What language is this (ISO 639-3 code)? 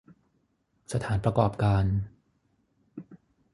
tha